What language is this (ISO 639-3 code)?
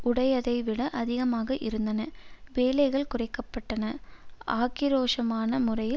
tam